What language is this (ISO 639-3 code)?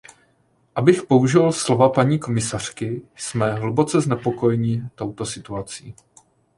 ces